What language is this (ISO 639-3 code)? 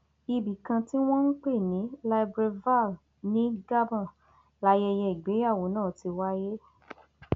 yor